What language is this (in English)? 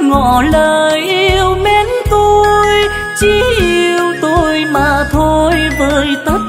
Vietnamese